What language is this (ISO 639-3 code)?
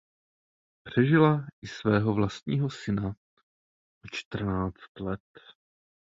ces